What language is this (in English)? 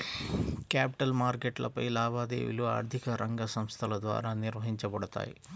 Telugu